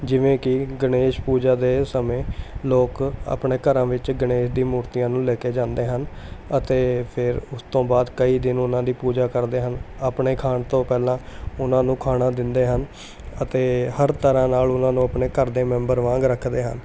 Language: Punjabi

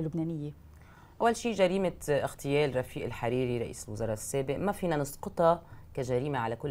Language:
Arabic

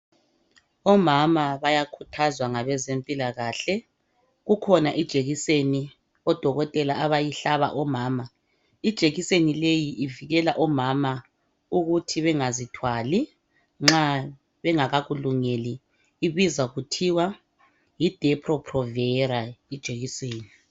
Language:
North Ndebele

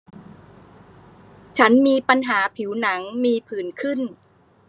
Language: Thai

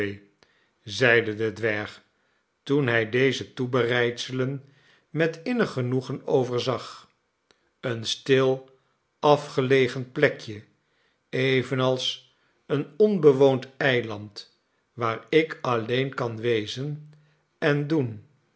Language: Dutch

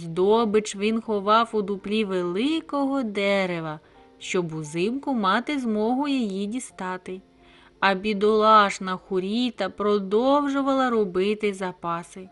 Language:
Ukrainian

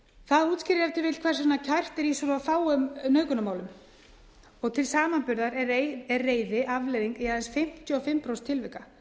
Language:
Icelandic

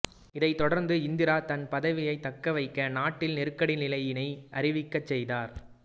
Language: Tamil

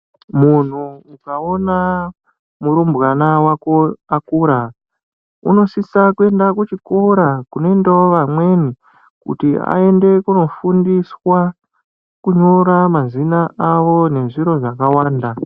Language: Ndau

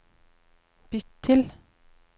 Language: Norwegian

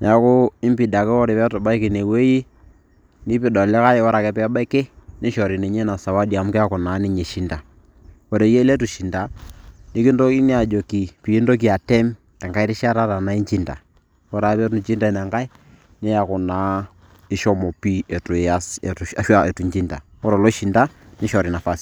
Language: Masai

